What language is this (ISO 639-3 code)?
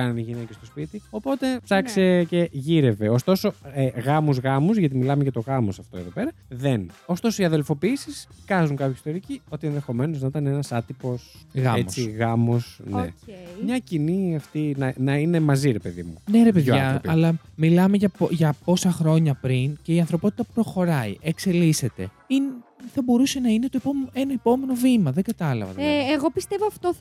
ell